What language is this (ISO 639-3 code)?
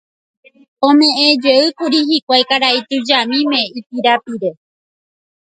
grn